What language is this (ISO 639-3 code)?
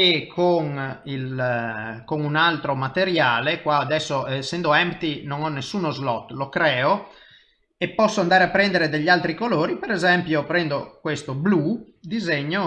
ita